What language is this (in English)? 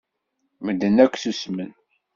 Kabyle